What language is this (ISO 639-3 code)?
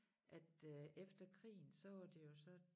dan